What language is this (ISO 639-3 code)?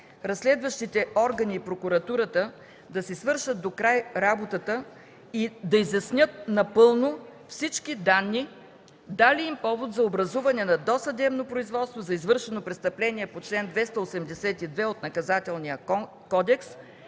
bul